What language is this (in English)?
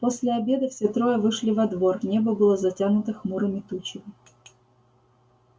Russian